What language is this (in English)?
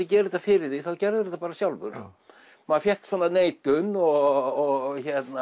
Icelandic